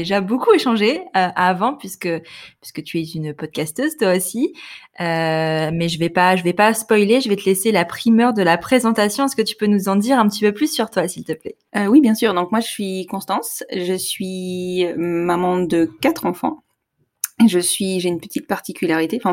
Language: French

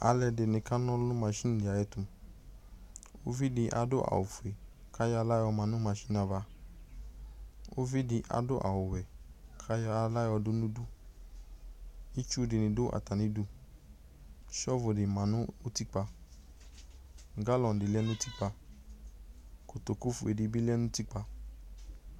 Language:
Ikposo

